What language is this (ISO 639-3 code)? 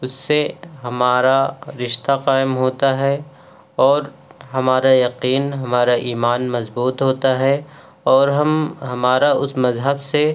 urd